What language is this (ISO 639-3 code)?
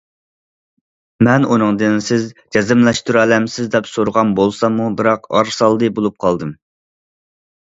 uig